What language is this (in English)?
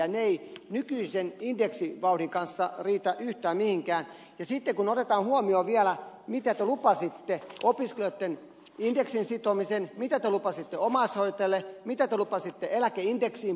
Finnish